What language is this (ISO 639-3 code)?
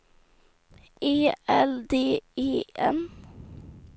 swe